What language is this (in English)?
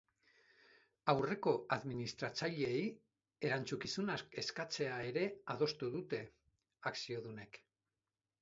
Basque